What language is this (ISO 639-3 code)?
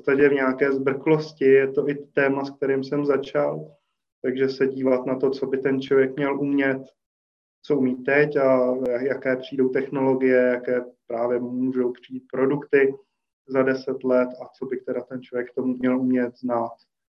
ces